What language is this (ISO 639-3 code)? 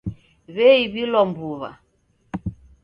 dav